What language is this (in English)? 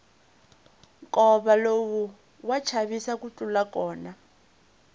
Tsonga